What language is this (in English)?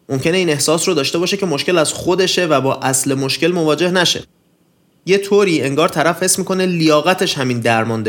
Persian